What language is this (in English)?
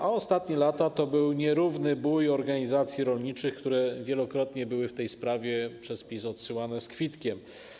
Polish